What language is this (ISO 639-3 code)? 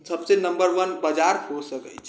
mai